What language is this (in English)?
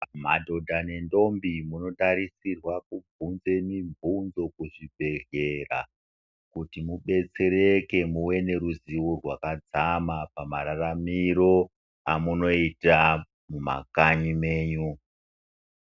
Ndau